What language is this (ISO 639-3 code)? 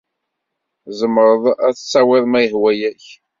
kab